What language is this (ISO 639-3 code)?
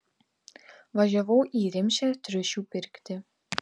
lit